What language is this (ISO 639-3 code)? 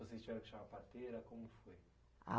por